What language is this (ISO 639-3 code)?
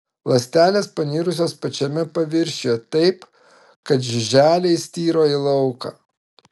lit